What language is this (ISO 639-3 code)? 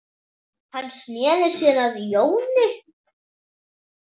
isl